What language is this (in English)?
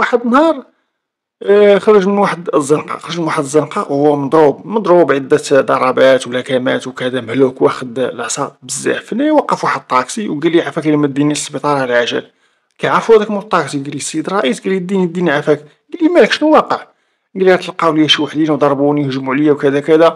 Arabic